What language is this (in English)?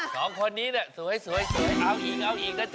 Thai